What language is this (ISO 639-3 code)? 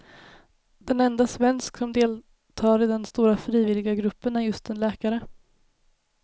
swe